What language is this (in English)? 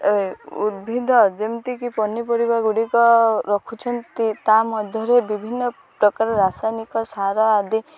Odia